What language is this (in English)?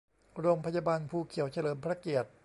Thai